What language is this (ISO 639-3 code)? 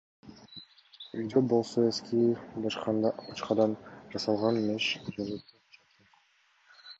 kir